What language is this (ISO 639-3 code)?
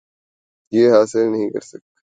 urd